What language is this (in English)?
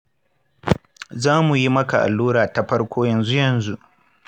Hausa